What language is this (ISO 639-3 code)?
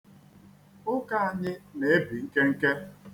ibo